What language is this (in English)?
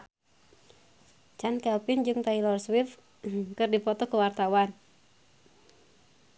Sundanese